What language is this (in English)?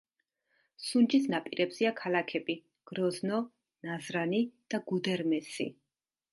Georgian